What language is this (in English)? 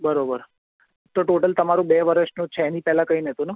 Gujarati